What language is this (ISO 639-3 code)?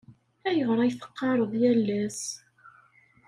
kab